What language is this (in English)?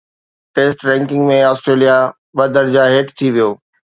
Sindhi